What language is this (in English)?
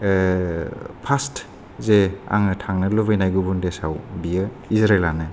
Bodo